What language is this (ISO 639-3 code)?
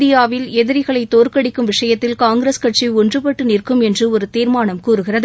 tam